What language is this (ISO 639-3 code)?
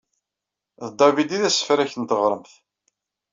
kab